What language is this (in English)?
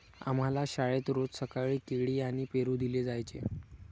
Marathi